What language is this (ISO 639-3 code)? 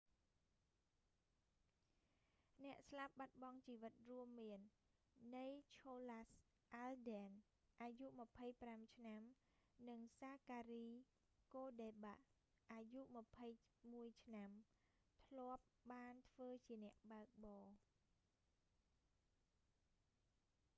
khm